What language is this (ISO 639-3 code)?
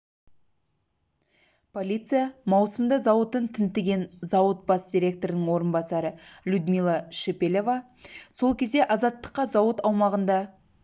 kaz